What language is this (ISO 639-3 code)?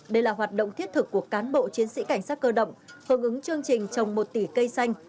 vie